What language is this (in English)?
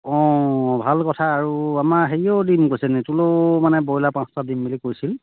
Assamese